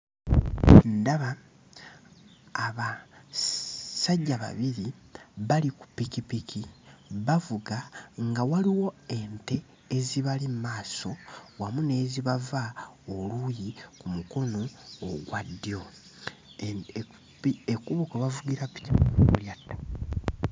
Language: Ganda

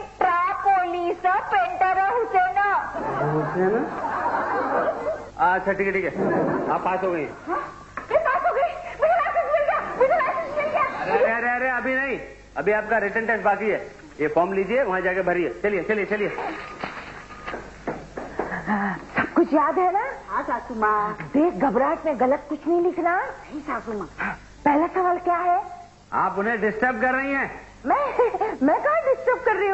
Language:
Hindi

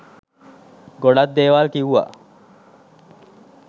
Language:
Sinhala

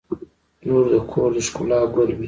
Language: Pashto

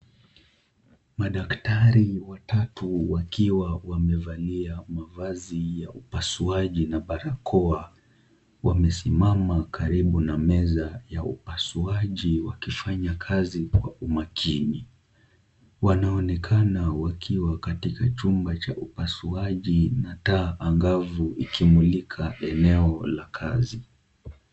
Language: Swahili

